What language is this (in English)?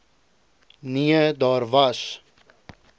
Afrikaans